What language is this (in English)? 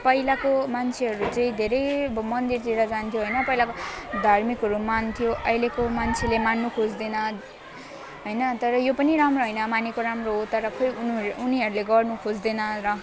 Nepali